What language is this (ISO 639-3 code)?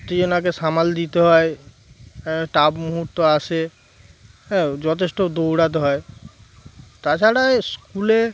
ben